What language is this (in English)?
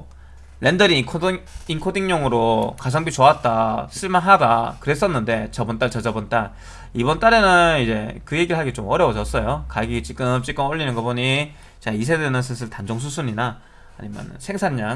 Korean